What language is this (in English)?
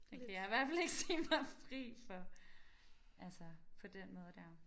Danish